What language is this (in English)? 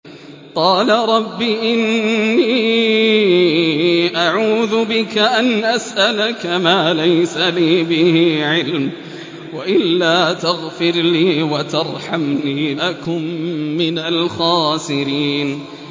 Arabic